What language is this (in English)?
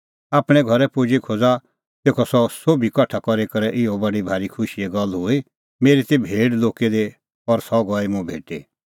Kullu Pahari